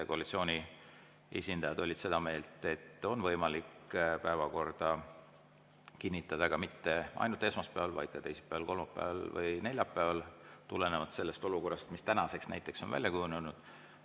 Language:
Estonian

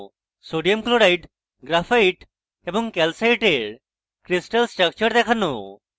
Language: Bangla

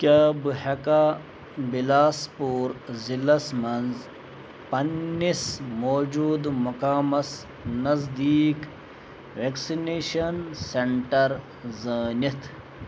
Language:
Kashmiri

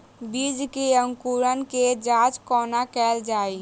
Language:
Maithili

